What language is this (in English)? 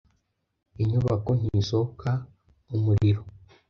Kinyarwanda